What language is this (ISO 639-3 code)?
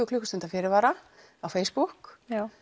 isl